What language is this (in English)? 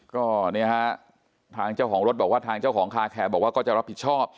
Thai